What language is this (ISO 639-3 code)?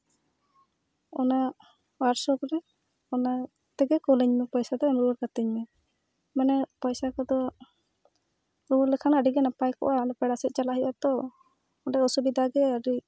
sat